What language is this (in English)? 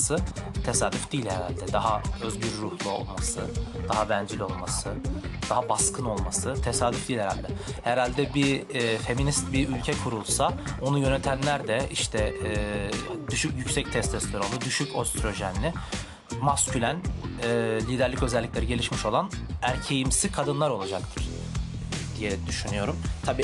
Turkish